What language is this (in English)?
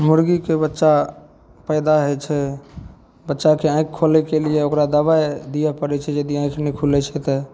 Maithili